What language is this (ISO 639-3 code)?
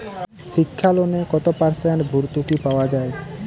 ben